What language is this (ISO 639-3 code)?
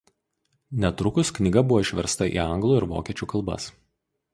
lit